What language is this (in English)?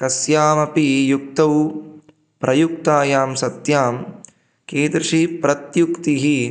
Sanskrit